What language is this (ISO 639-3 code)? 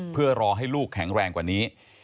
tha